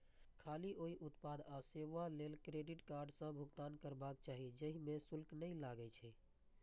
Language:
Maithili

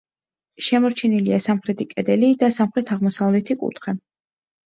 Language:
Georgian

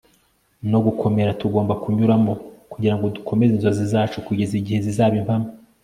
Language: Kinyarwanda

